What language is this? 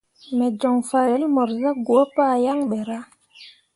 Mundang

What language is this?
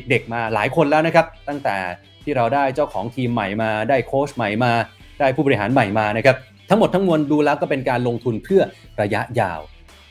Thai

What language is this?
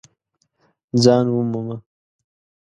Pashto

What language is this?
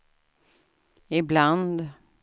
Swedish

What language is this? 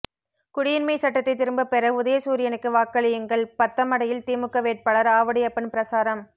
Tamil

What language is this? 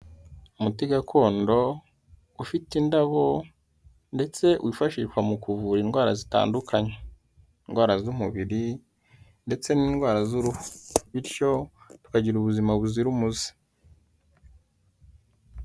Kinyarwanda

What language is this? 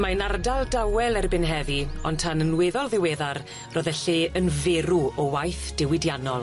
Welsh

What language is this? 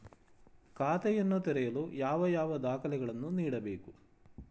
Kannada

